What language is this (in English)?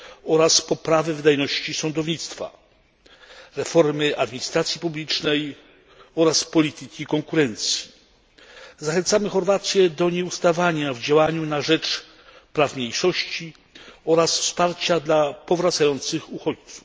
Polish